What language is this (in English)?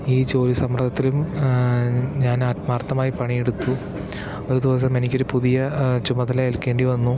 Malayalam